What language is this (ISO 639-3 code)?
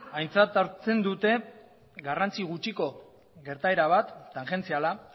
eus